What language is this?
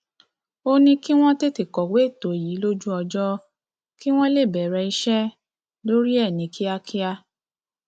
Yoruba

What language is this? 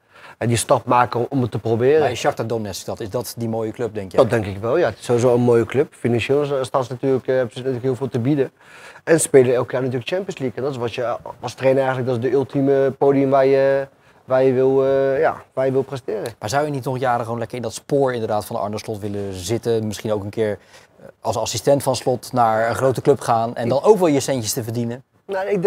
Dutch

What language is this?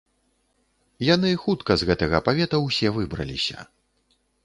Belarusian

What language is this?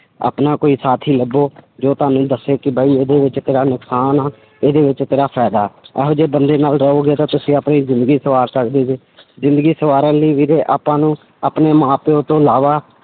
Punjabi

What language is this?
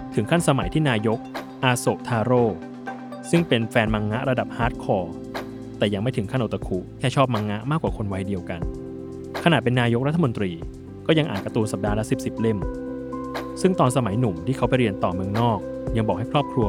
Thai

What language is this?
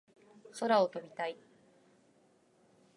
Japanese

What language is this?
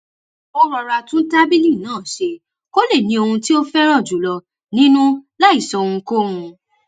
Yoruba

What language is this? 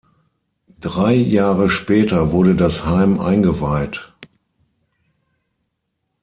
German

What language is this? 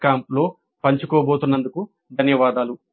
Telugu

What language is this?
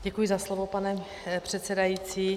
Czech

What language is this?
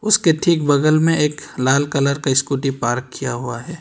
Hindi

